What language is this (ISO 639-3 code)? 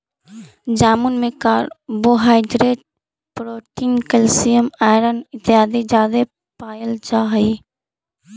mag